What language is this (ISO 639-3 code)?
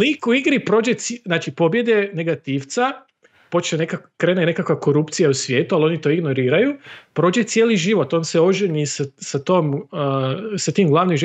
hrv